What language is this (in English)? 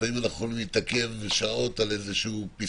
Hebrew